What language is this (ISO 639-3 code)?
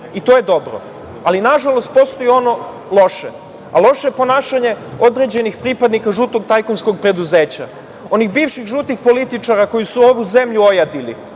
srp